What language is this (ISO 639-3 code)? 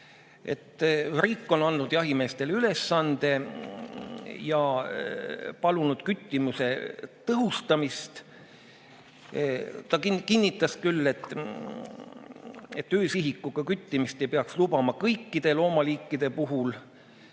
est